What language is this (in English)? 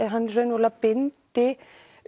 Icelandic